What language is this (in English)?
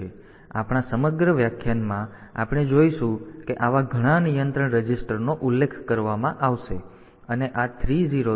Gujarati